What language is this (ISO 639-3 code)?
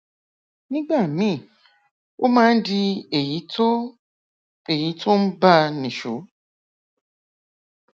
yor